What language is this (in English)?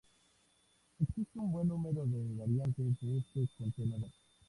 Spanish